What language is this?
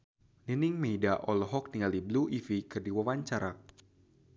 Sundanese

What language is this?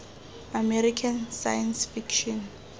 Tswana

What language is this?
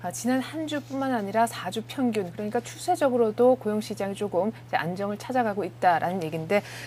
Korean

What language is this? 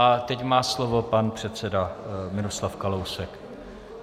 Czech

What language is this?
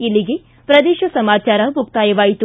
Kannada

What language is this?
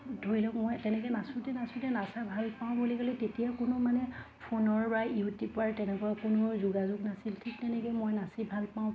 Assamese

